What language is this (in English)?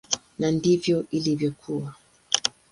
Swahili